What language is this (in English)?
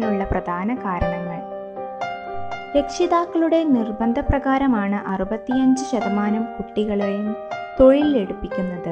Malayalam